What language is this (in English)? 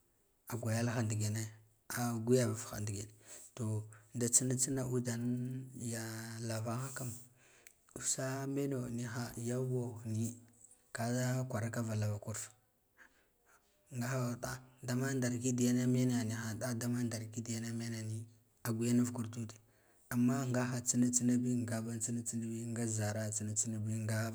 Guduf-Gava